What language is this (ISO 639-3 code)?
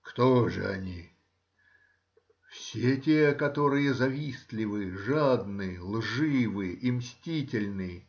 rus